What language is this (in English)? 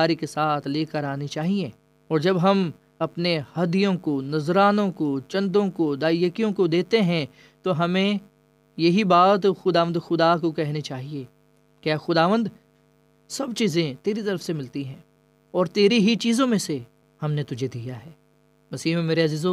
Urdu